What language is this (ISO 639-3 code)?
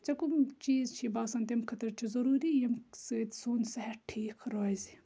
kas